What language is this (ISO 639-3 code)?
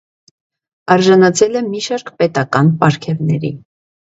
hye